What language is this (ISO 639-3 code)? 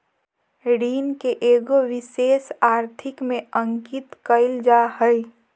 mag